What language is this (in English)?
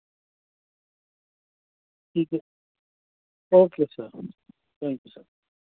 Urdu